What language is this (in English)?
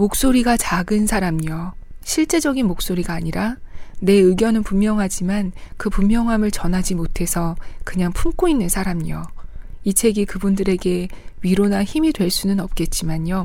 Korean